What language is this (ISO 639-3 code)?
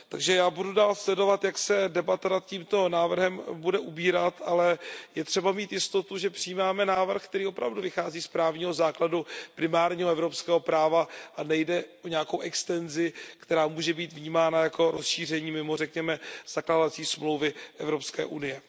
ces